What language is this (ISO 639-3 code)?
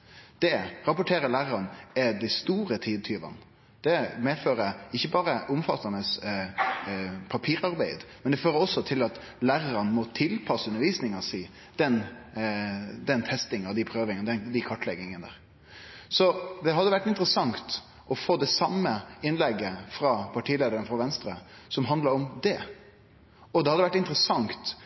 nno